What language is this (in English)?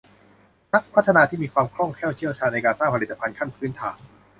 Thai